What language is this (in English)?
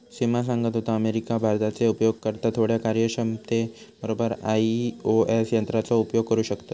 Marathi